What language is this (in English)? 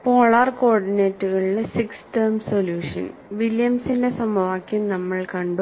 Malayalam